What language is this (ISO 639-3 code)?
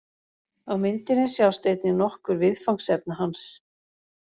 isl